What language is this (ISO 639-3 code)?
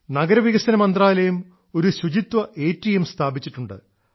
mal